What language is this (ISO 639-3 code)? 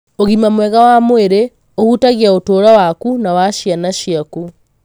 kik